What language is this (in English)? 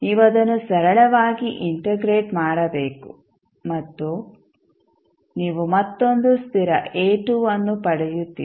Kannada